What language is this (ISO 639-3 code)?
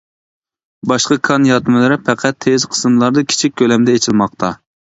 uig